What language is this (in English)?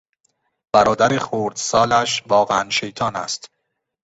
Persian